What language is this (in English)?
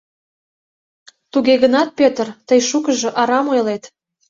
Mari